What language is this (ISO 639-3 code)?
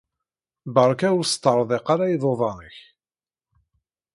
kab